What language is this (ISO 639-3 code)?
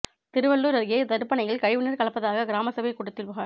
tam